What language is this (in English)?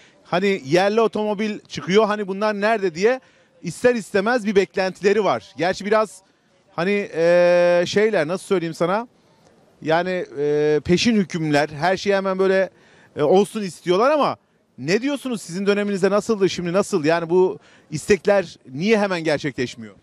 Turkish